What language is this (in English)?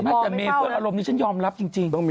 Thai